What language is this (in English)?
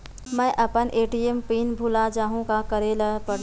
Chhattisgarhi